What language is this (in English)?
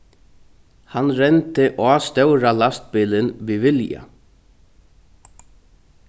Faroese